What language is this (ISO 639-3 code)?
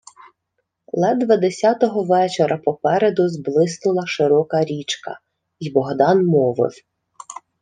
ukr